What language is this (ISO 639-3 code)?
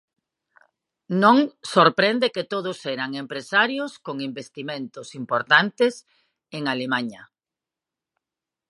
glg